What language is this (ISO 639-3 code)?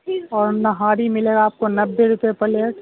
urd